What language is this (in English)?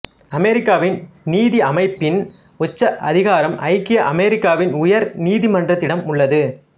Tamil